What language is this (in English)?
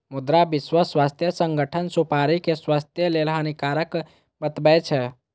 Maithili